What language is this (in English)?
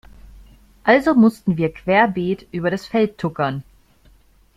German